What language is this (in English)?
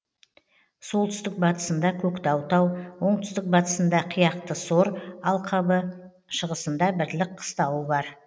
Kazakh